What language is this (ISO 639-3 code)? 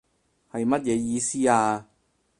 yue